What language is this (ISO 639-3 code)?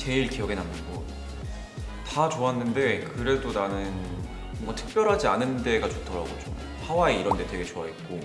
kor